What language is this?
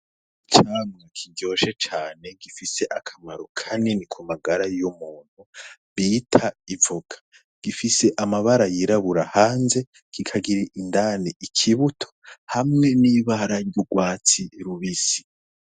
Rundi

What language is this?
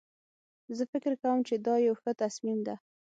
Pashto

